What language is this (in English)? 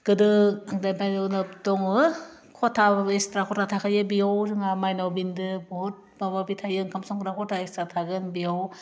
Bodo